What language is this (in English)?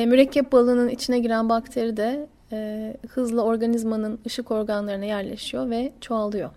Turkish